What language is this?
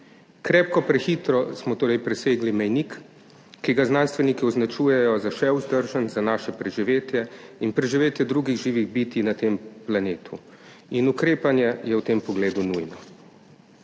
Slovenian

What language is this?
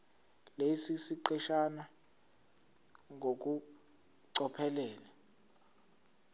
Zulu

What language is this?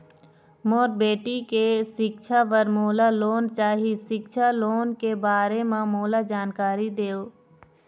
Chhattisgarhi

